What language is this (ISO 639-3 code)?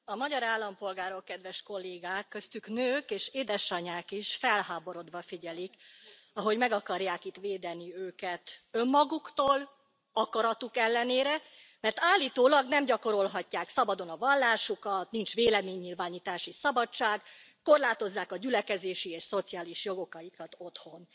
hun